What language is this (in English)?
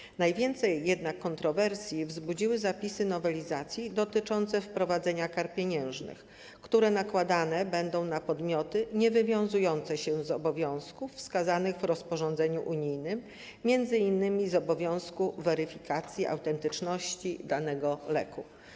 Polish